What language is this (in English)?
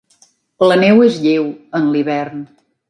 Catalan